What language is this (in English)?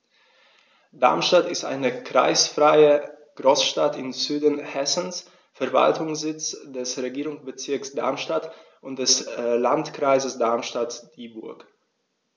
German